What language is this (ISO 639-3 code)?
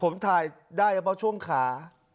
tha